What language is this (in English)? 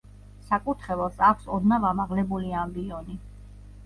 Georgian